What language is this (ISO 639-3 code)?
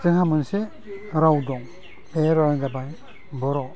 brx